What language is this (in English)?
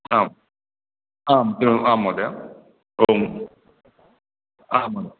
Sanskrit